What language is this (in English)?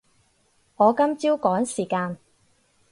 Cantonese